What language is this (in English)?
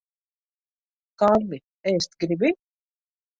Latvian